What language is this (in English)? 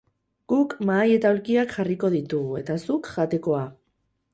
Basque